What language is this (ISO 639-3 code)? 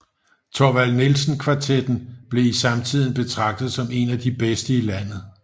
dan